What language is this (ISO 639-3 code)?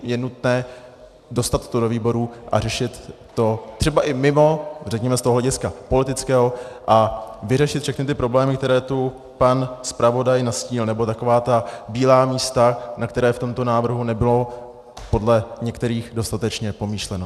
ces